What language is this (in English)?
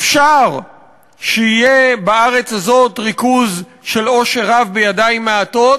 Hebrew